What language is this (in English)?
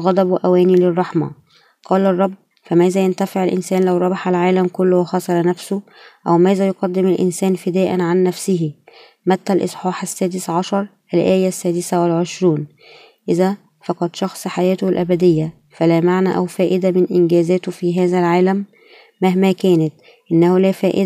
Arabic